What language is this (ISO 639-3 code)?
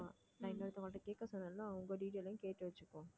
tam